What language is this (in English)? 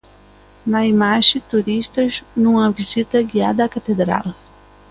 Galician